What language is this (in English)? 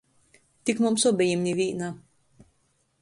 Latgalian